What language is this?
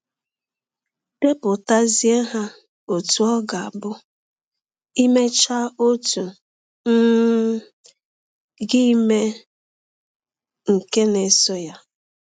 Igbo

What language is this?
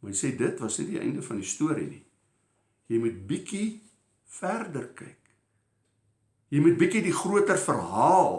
Dutch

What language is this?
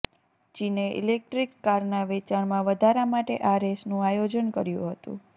Gujarati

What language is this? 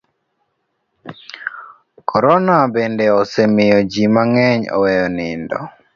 Luo (Kenya and Tanzania)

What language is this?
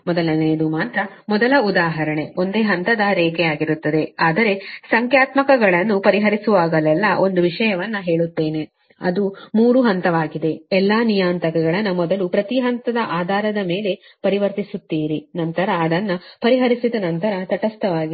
Kannada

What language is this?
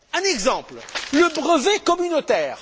French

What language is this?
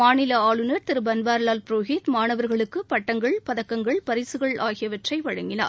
Tamil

